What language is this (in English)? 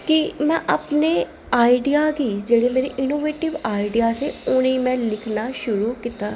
Dogri